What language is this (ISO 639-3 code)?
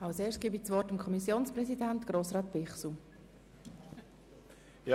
gsw